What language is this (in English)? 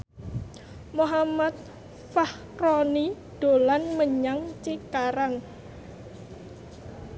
Javanese